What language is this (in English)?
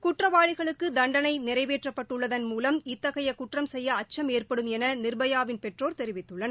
Tamil